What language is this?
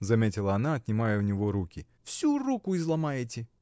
Russian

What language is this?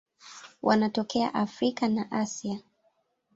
Swahili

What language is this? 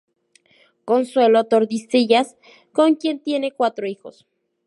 Spanish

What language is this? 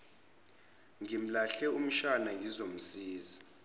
Zulu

